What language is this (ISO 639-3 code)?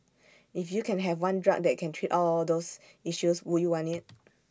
eng